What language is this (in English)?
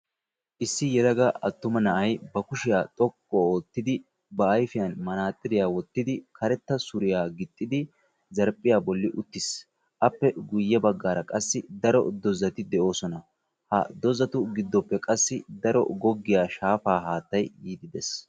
Wolaytta